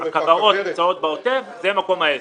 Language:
Hebrew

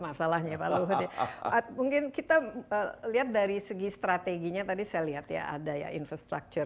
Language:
Indonesian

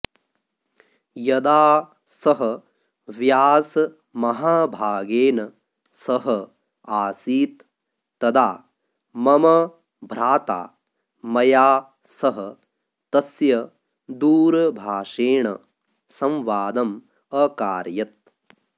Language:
Sanskrit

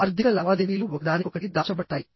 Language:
Telugu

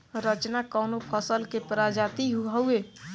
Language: Bhojpuri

